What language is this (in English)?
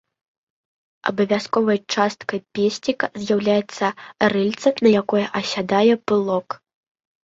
Belarusian